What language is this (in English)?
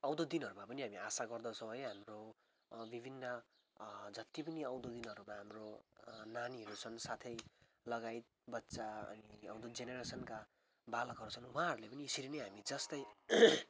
Nepali